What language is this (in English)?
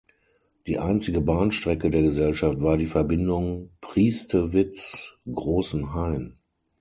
German